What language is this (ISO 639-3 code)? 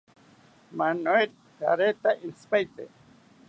cpy